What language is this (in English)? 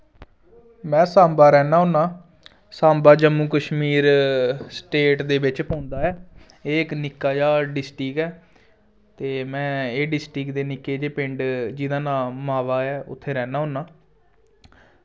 Dogri